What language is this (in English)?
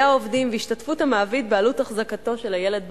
Hebrew